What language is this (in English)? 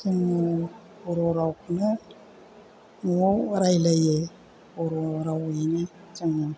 Bodo